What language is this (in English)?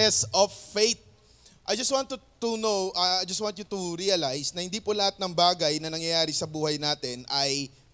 Filipino